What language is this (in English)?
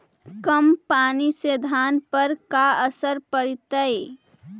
Magahi